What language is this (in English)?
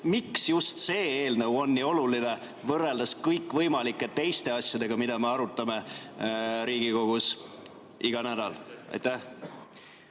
Estonian